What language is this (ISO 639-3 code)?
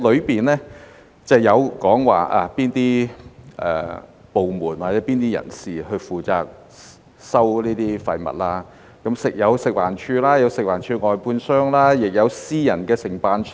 yue